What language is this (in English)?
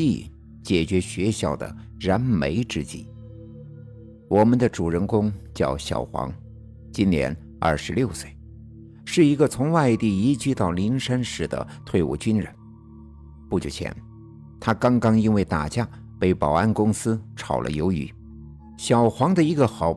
Chinese